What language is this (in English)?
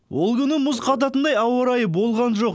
Kazakh